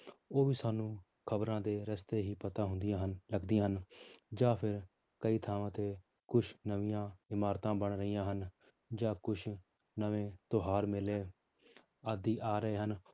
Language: Punjabi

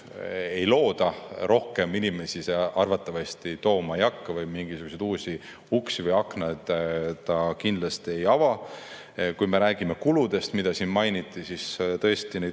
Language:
Estonian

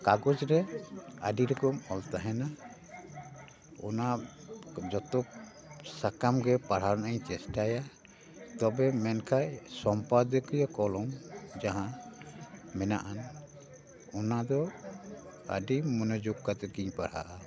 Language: Santali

